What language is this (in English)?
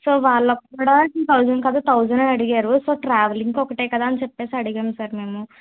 Telugu